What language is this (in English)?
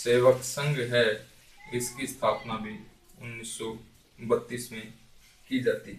Hindi